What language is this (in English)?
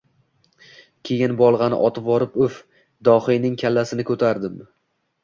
Uzbek